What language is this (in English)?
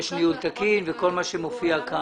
Hebrew